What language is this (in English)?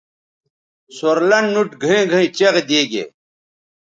Bateri